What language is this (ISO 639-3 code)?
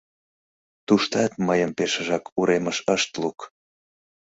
chm